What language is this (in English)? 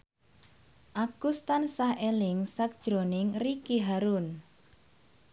Javanese